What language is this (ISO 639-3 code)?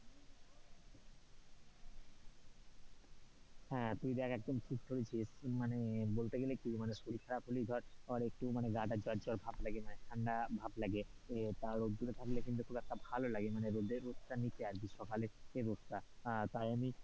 ben